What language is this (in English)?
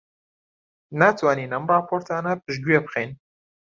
Central Kurdish